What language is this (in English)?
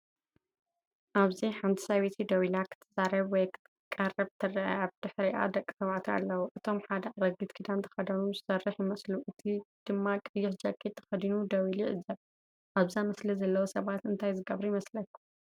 Tigrinya